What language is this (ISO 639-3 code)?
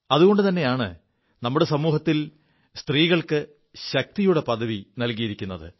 mal